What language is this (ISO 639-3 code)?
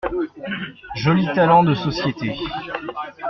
fra